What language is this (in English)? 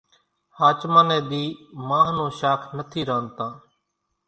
Kachi Koli